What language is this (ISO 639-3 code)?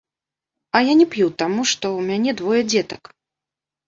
bel